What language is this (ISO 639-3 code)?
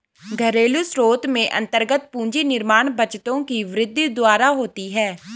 hin